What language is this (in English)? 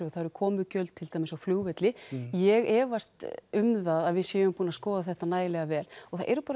Icelandic